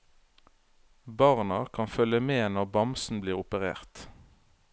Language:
Norwegian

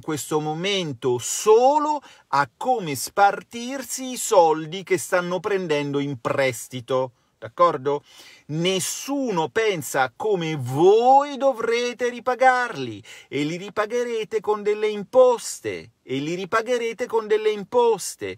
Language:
Italian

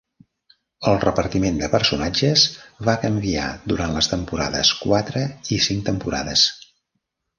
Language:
Catalan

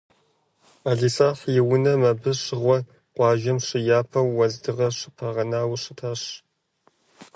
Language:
Kabardian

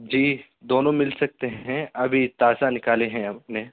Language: Urdu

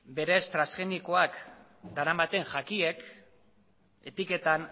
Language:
Basque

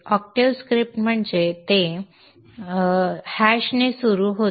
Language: Marathi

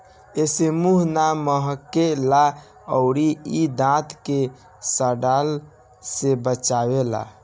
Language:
Bhojpuri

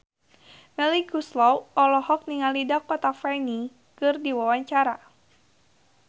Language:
Sundanese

